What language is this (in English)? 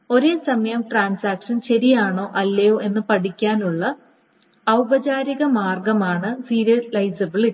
Malayalam